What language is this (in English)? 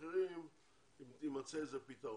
Hebrew